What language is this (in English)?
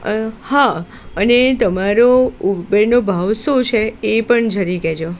Gujarati